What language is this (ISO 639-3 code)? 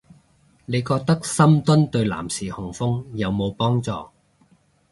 yue